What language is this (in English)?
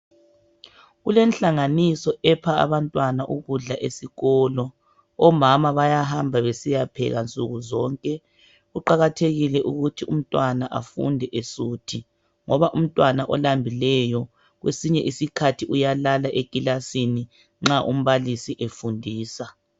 North Ndebele